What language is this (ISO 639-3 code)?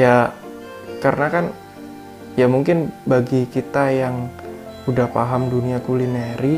ind